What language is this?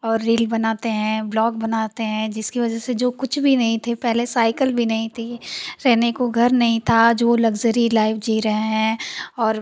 Hindi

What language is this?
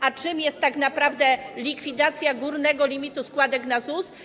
Polish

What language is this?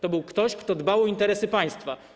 Polish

